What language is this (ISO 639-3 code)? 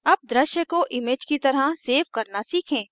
hin